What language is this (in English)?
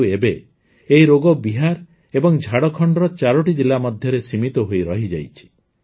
Odia